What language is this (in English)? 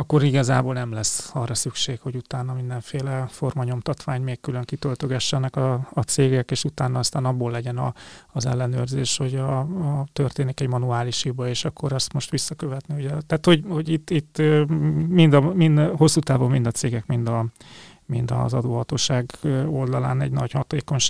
Hungarian